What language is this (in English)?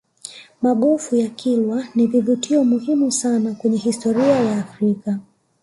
Swahili